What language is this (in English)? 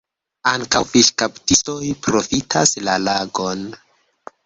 Esperanto